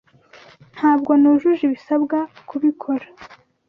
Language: Kinyarwanda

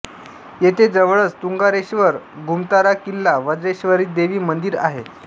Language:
Marathi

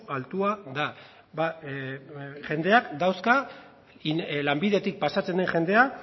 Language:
Basque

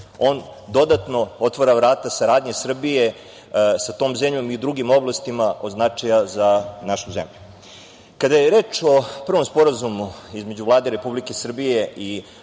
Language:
Serbian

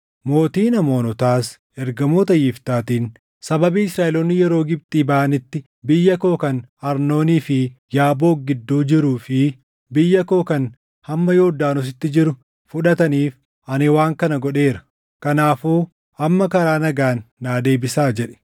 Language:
Oromo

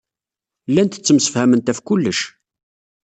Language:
Kabyle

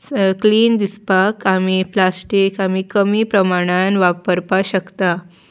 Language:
Konkani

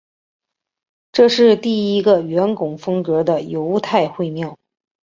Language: Chinese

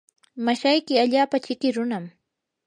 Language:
Yanahuanca Pasco Quechua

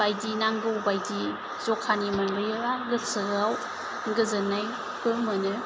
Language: Bodo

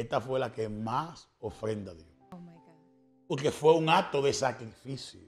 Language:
Spanish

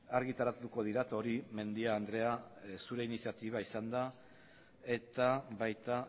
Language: Basque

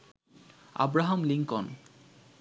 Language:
Bangla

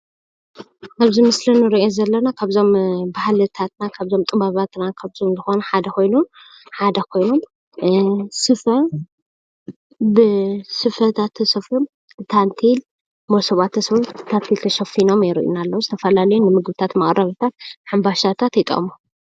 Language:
Tigrinya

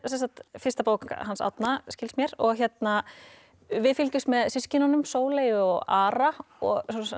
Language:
Icelandic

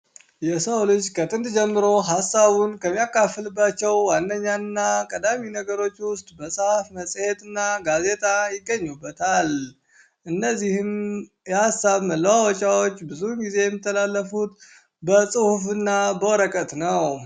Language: Amharic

